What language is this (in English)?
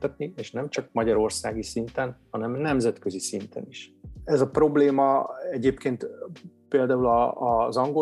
Hungarian